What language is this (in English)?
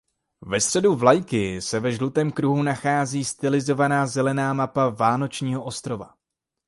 Czech